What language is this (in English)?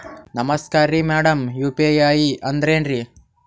Kannada